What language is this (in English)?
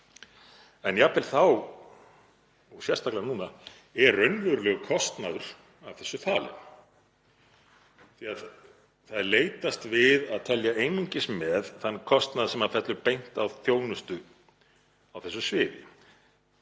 Icelandic